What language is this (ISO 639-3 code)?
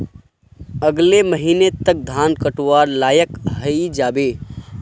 mag